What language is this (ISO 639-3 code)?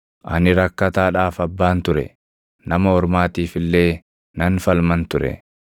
orm